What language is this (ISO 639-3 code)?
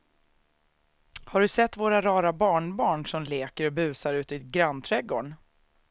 swe